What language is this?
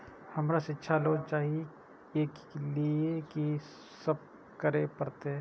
Maithili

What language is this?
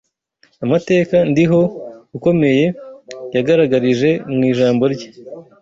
Kinyarwanda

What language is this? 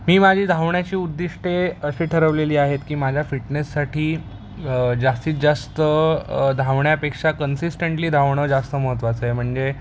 Marathi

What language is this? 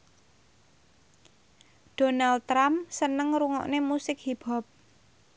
Javanese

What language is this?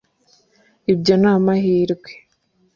Kinyarwanda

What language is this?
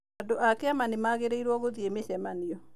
Kikuyu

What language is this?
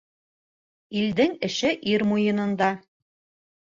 Bashkir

